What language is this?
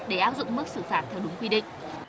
Vietnamese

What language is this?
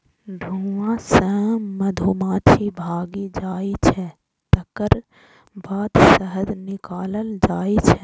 Maithili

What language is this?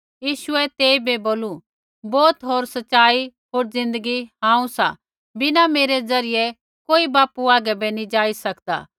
Kullu Pahari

